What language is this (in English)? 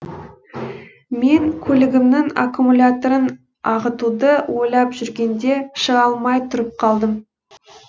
Kazakh